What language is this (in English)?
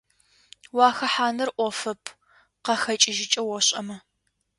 Adyghe